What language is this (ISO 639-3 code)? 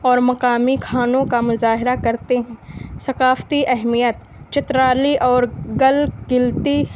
urd